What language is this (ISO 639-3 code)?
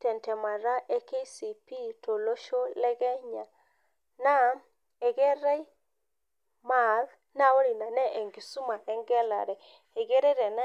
mas